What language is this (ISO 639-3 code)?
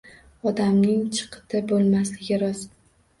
uzb